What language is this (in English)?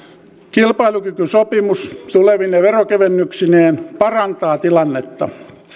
Finnish